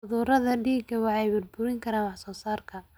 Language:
Somali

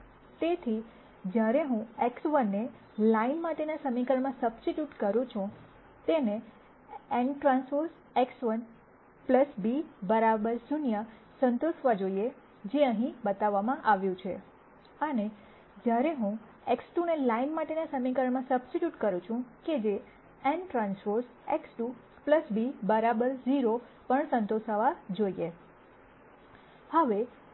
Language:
Gujarati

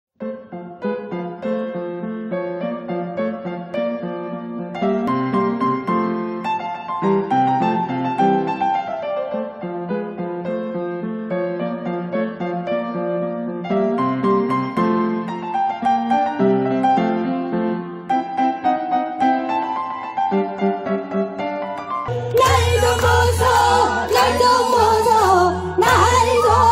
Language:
Thai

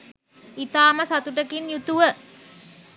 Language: Sinhala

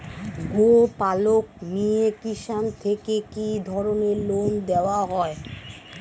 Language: Bangla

